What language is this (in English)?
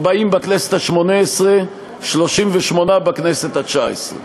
Hebrew